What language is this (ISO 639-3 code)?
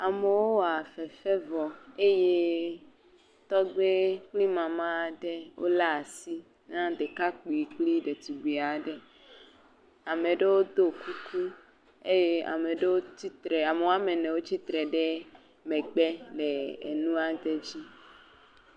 ewe